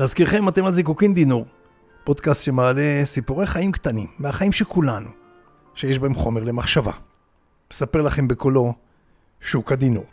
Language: Hebrew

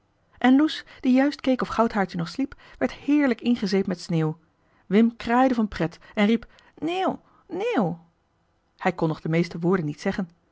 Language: Dutch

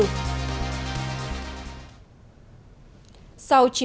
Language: Vietnamese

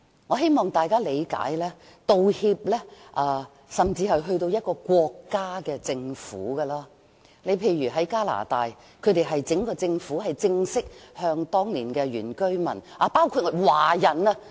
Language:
Cantonese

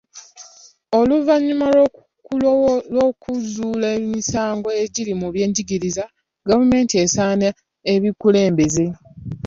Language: Ganda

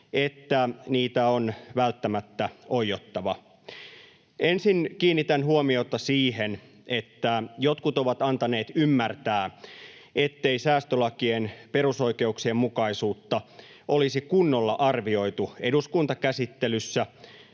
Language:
Finnish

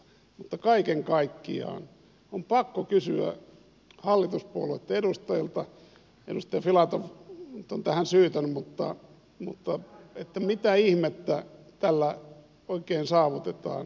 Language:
Finnish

